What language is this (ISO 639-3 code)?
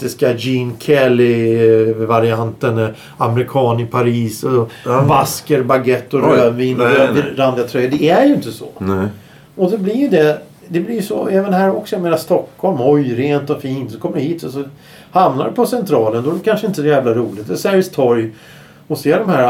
swe